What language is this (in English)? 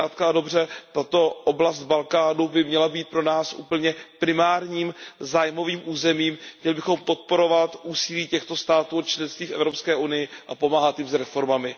Czech